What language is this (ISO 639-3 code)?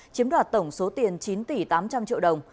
vie